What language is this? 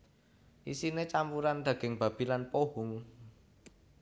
Javanese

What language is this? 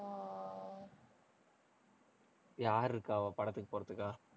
Tamil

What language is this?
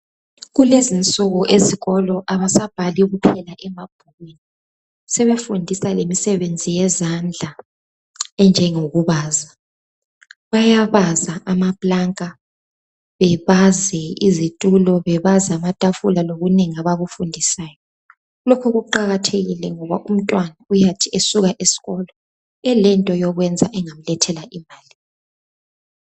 North Ndebele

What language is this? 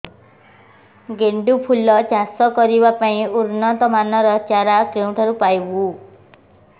Odia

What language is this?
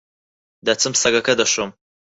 Central Kurdish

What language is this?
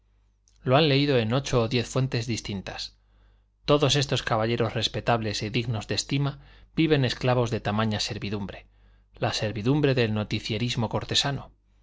Spanish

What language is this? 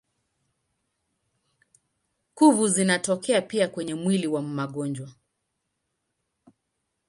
Swahili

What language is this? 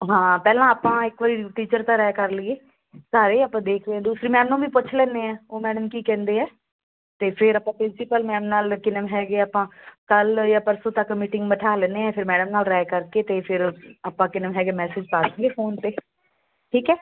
Punjabi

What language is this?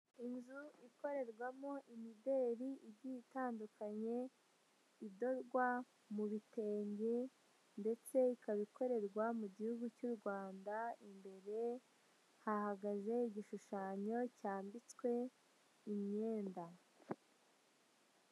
Kinyarwanda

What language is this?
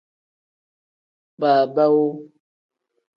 Tem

